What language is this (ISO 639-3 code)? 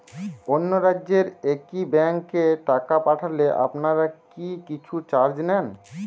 ben